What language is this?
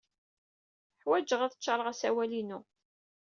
Kabyle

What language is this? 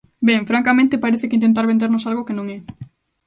Galician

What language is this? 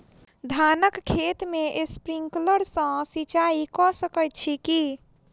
Maithili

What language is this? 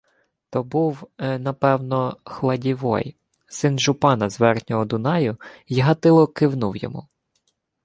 Ukrainian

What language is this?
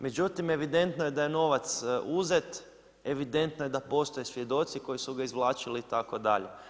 Croatian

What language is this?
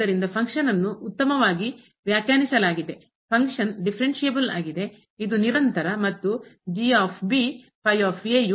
Kannada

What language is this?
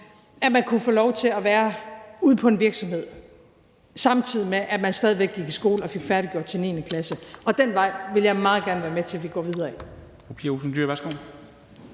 Danish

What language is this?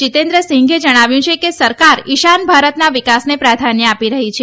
Gujarati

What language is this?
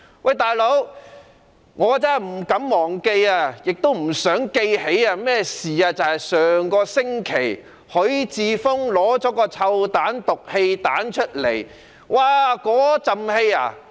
Cantonese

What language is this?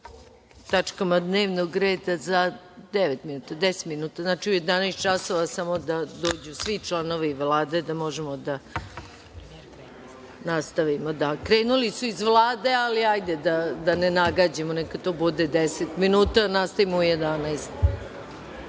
Serbian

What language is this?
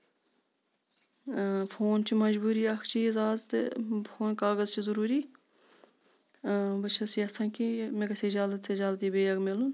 Kashmiri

